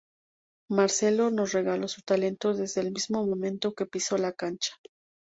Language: Spanish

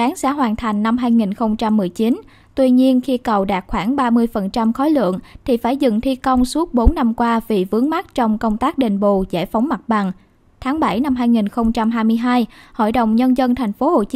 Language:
Vietnamese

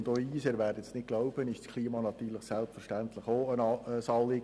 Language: Swiss German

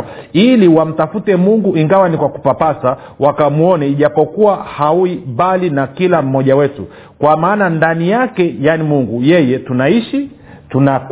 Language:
Swahili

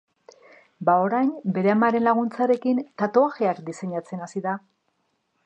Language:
Basque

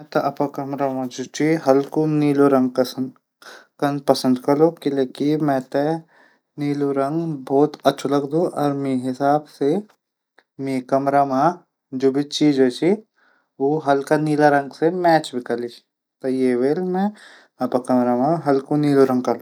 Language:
Garhwali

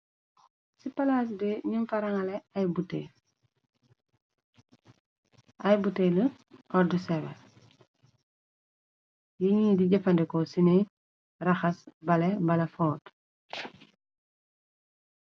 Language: Wolof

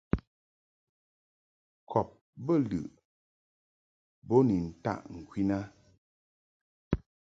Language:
Mungaka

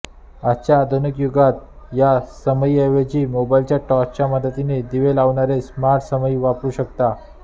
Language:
Marathi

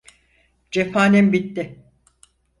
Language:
Turkish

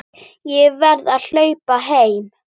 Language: Icelandic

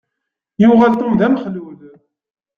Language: Kabyle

